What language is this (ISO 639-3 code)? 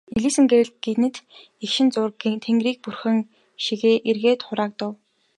mon